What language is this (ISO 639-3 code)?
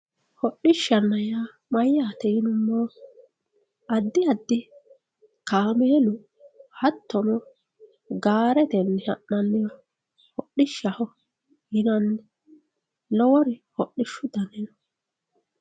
sid